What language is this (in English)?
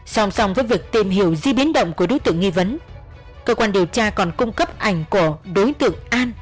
Vietnamese